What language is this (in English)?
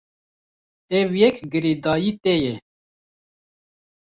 Kurdish